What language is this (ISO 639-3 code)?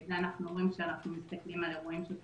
heb